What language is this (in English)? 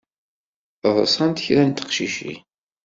Kabyle